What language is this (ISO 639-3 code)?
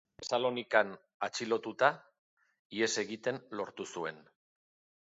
eus